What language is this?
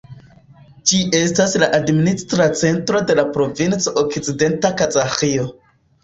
Esperanto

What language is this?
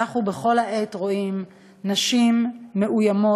Hebrew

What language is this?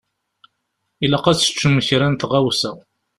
Kabyle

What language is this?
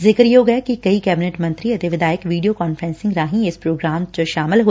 Punjabi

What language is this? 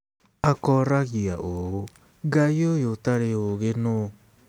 Kikuyu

